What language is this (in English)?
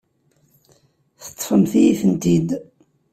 Kabyle